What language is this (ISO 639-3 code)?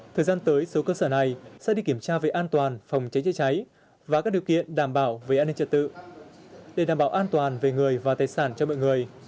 vie